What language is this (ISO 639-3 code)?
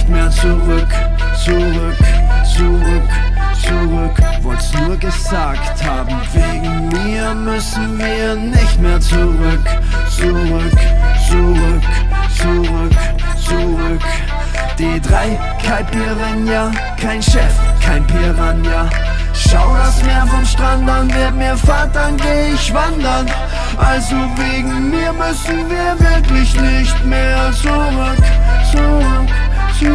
deu